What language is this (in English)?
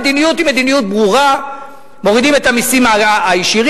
Hebrew